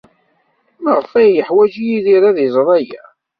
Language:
Kabyle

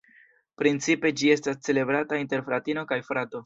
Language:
Esperanto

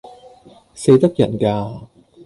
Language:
Cantonese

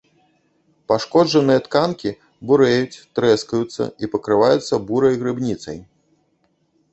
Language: Belarusian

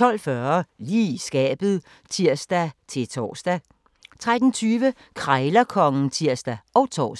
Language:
Danish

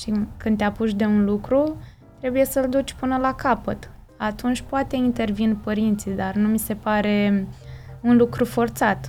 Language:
Romanian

